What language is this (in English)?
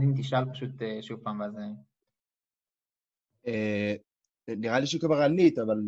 Hebrew